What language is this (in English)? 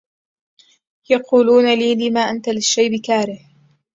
Arabic